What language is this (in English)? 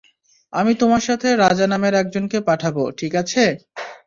Bangla